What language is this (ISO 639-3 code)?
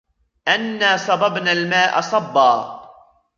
ara